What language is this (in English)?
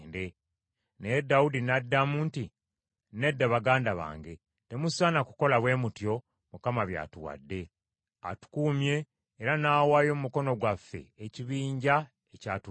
Ganda